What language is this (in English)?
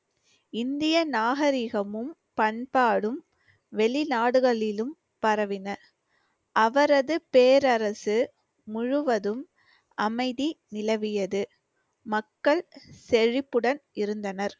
Tamil